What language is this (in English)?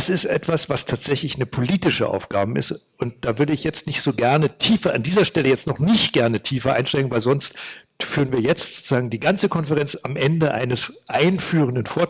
German